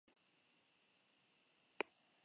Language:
Basque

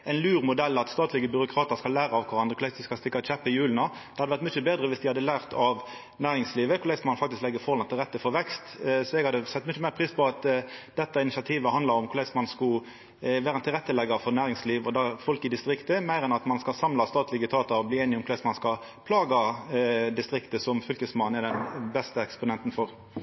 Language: Norwegian Nynorsk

